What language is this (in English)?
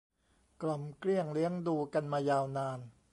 Thai